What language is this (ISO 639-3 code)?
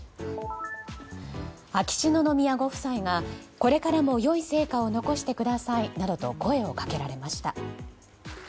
jpn